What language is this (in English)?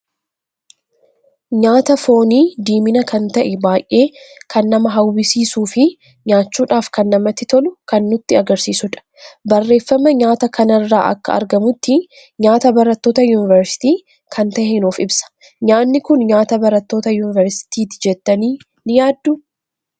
Oromo